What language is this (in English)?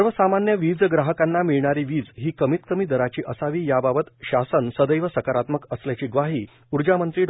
Marathi